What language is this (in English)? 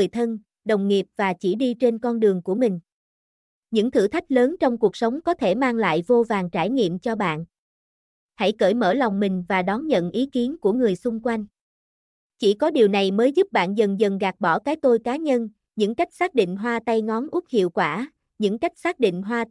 Vietnamese